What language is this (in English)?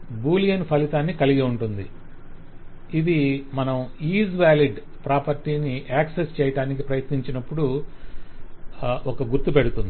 Telugu